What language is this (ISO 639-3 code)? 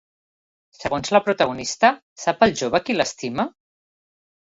cat